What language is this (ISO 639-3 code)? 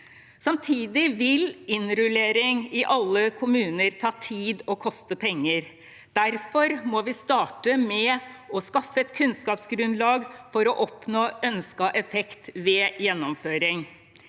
nor